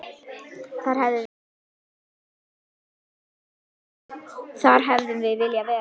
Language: Icelandic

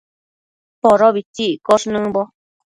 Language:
Matsés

